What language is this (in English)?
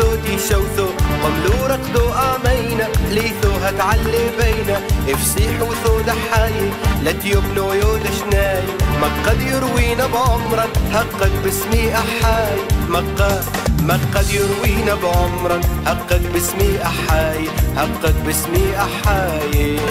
Arabic